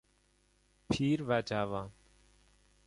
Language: Persian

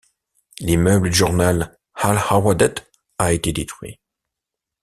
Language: French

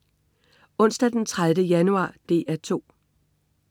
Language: Danish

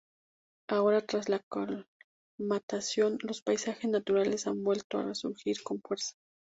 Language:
Spanish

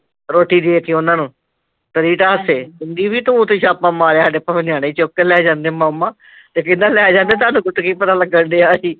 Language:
Punjabi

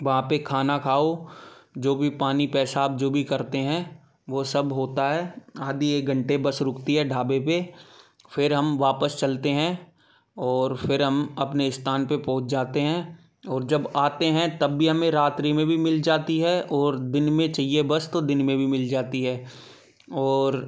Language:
Hindi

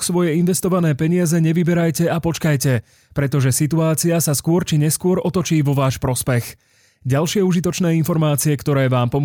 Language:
Slovak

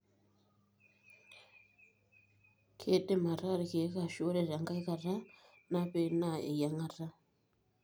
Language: Masai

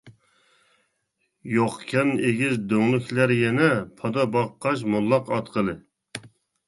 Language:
Uyghur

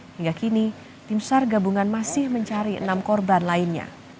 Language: Indonesian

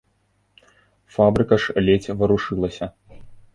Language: Belarusian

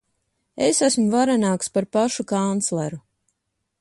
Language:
Latvian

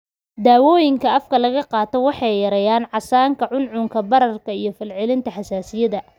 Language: Somali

